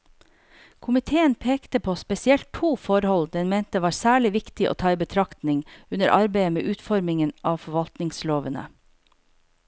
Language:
Norwegian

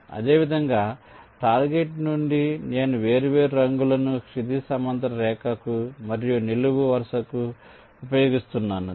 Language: Telugu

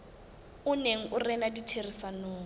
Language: Southern Sotho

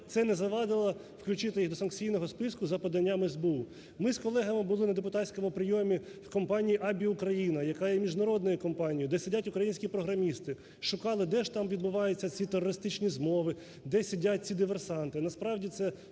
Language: Ukrainian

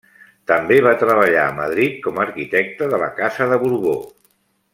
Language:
Catalan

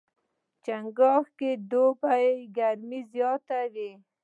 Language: Pashto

